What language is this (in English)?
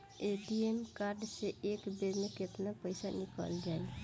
Bhojpuri